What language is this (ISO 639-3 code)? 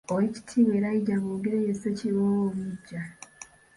lug